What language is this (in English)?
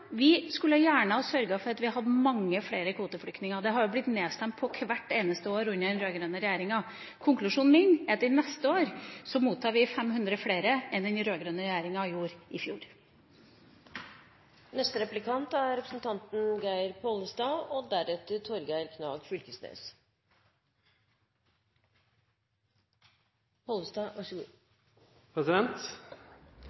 Norwegian Bokmål